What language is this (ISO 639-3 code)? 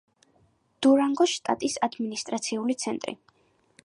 kat